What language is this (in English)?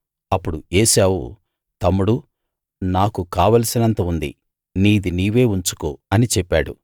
Telugu